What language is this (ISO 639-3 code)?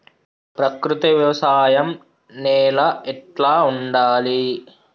tel